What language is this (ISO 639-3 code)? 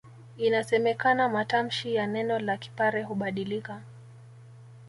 swa